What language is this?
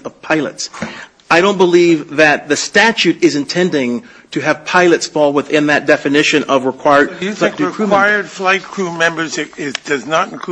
English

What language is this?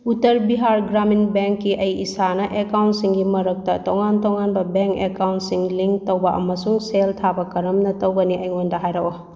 Manipuri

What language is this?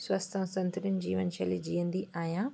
Sindhi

